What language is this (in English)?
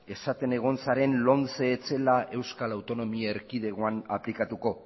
Basque